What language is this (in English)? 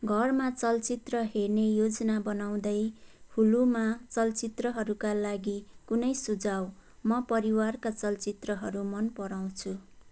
Nepali